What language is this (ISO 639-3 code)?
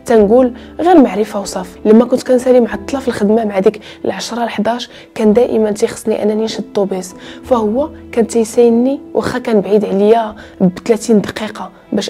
ara